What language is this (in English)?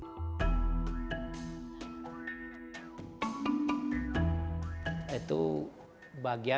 Indonesian